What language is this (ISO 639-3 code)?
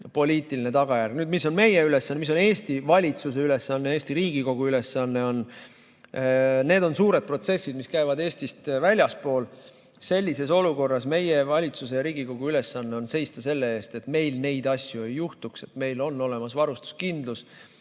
est